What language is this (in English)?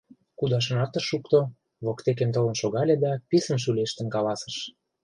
Mari